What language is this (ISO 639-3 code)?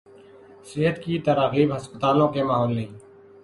urd